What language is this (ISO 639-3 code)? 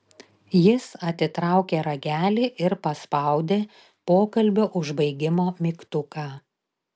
lit